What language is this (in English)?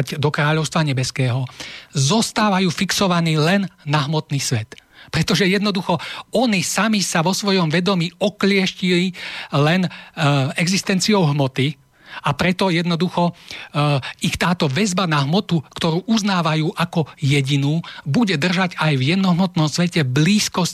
Slovak